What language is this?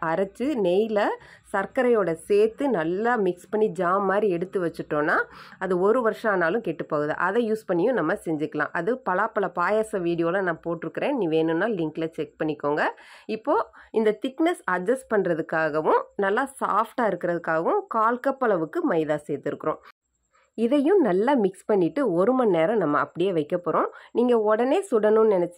Tamil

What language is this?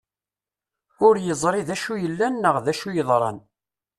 Kabyle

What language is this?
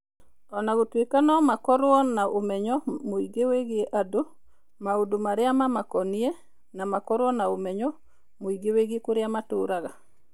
Kikuyu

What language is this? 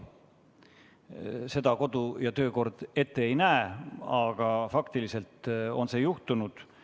Estonian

